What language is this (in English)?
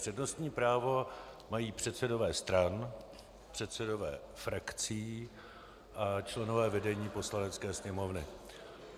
Czech